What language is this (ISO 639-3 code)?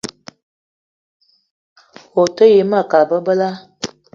eto